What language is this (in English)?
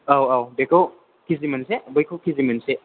Bodo